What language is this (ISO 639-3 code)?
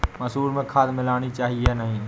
hin